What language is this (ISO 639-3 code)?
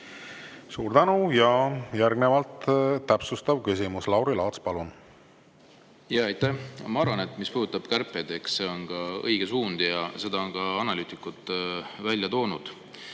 est